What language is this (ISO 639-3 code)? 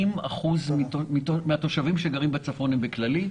heb